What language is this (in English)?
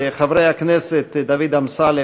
Hebrew